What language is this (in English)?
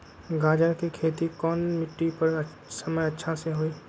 Magahi